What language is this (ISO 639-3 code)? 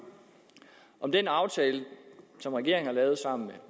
dan